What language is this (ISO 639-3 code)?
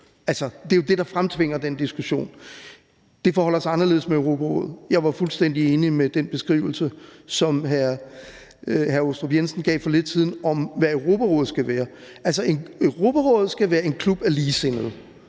dan